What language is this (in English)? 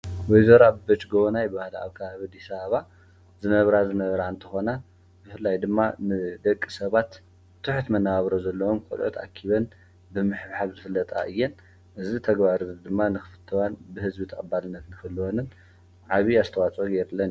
Tigrinya